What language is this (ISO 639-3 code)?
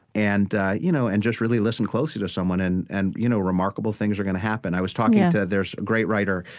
eng